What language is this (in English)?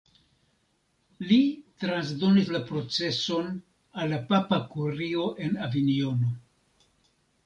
Esperanto